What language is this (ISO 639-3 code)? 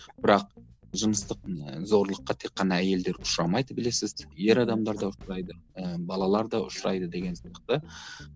kaz